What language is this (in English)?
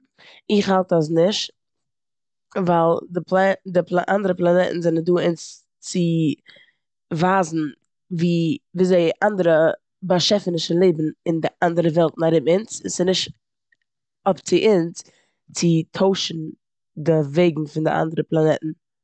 Yiddish